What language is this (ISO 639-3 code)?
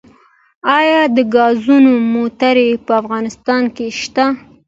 pus